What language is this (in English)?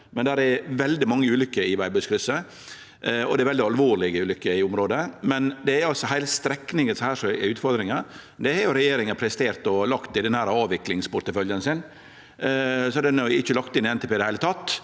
Norwegian